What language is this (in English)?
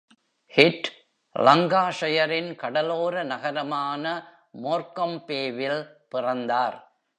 Tamil